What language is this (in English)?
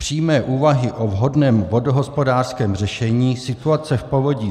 Czech